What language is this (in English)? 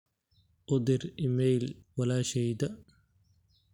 Somali